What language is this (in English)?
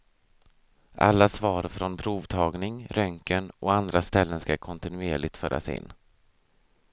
Swedish